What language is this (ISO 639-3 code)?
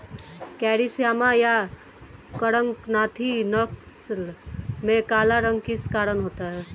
hin